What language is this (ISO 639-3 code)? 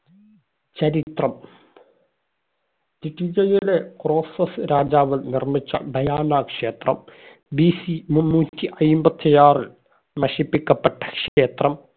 mal